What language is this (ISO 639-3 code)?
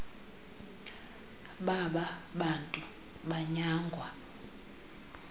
xho